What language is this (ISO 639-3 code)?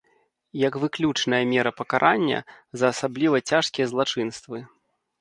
bel